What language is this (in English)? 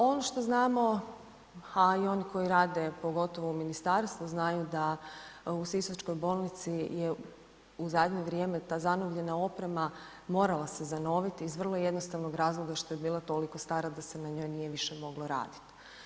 Croatian